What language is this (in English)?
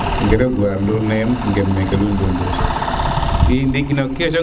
Serer